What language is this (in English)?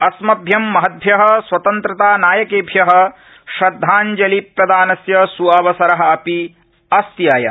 Sanskrit